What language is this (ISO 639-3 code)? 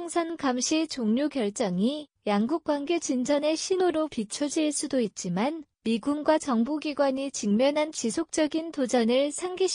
kor